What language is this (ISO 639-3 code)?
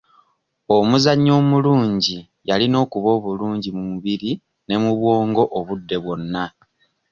lug